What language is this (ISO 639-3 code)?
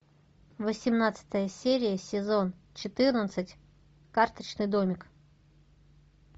rus